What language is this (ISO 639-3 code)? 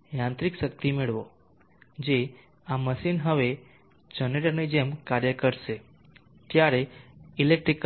guj